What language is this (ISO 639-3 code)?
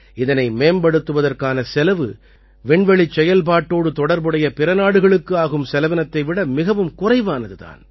tam